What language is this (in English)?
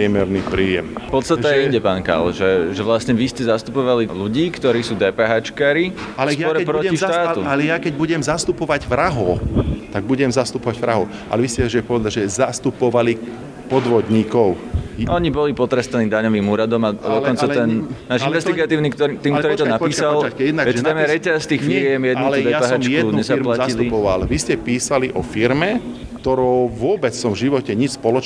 Slovak